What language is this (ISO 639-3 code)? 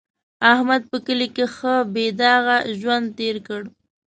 pus